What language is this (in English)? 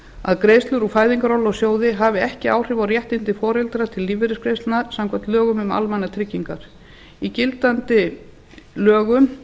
Icelandic